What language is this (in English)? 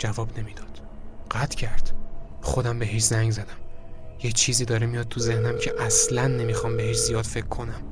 Persian